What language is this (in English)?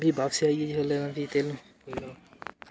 Dogri